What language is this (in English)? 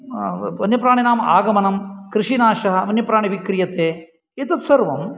Sanskrit